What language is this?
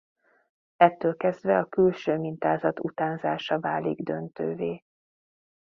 Hungarian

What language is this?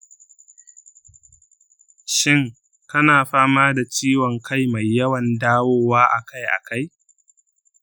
Hausa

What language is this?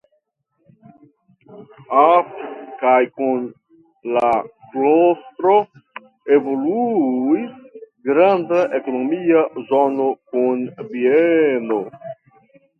Esperanto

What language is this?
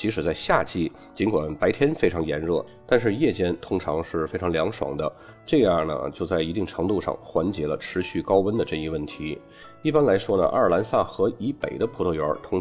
Chinese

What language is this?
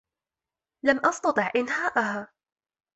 Arabic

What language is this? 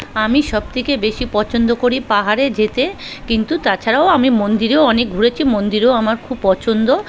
Bangla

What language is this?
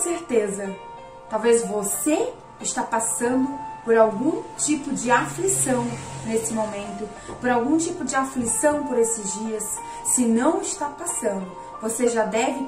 Portuguese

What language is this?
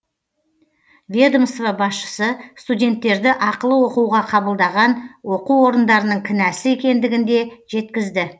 Kazakh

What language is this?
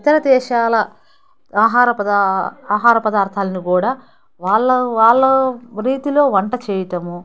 Telugu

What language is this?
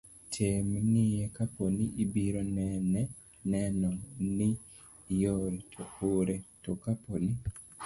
Luo (Kenya and Tanzania)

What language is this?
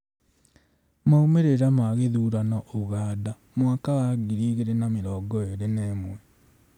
Kikuyu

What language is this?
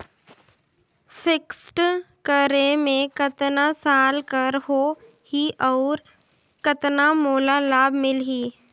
Chhattisgarhi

